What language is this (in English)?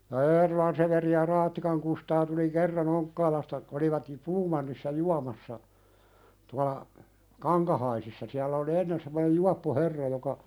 Finnish